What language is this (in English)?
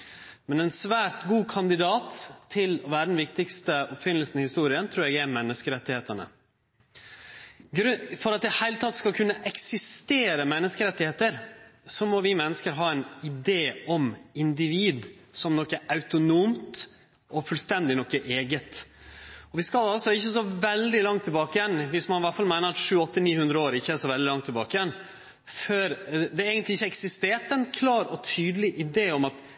Norwegian Nynorsk